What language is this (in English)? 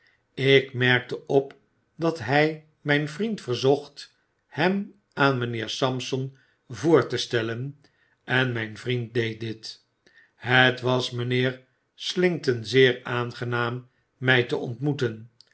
Dutch